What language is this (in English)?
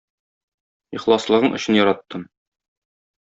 Tatar